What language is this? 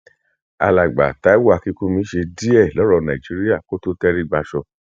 Yoruba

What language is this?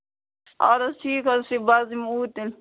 Kashmiri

